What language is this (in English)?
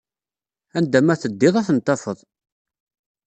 Kabyle